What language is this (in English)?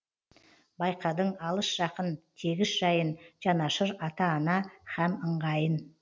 Kazakh